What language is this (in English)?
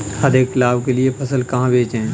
Hindi